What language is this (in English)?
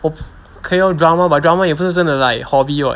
English